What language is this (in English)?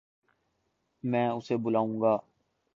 Urdu